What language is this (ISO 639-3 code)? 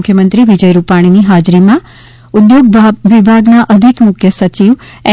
guj